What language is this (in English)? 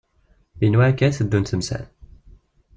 Kabyle